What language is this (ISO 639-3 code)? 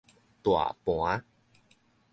nan